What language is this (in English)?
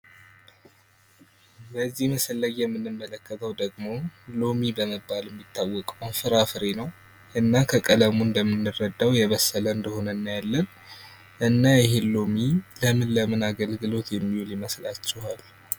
Amharic